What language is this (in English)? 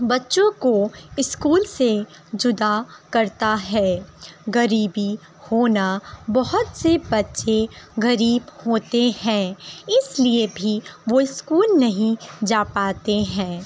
Urdu